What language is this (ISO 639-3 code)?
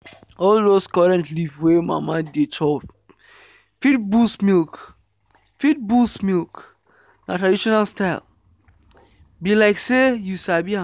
pcm